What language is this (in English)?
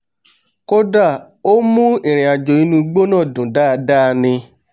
Yoruba